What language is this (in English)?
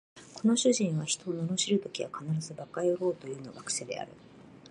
Japanese